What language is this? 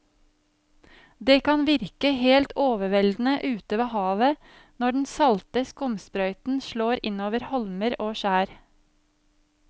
Norwegian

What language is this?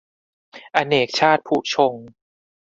Thai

